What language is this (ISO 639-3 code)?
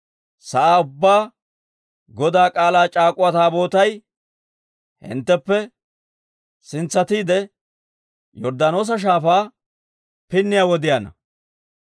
dwr